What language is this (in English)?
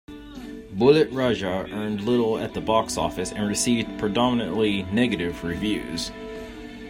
English